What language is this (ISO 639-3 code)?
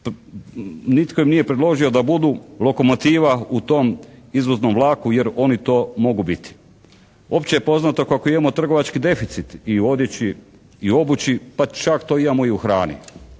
hrv